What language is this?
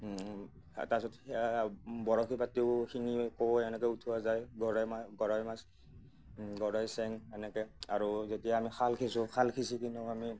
Assamese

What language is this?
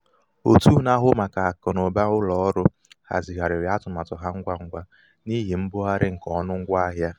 Igbo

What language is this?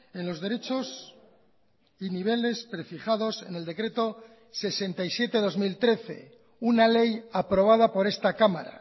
Spanish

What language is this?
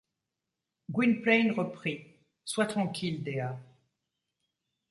French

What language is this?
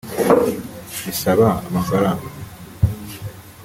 Kinyarwanda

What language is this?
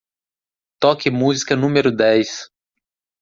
Portuguese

